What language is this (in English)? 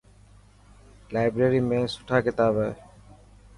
Dhatki